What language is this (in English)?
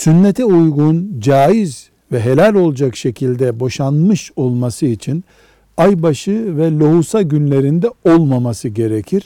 Turkish